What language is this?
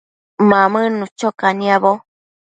Matsés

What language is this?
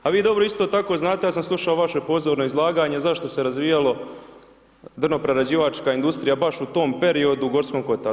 Croatian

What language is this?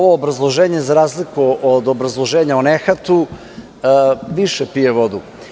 Serbian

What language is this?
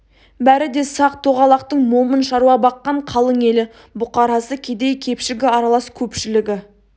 Kazakh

